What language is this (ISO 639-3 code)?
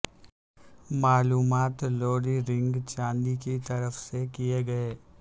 urd